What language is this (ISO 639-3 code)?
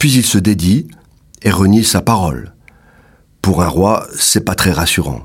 fra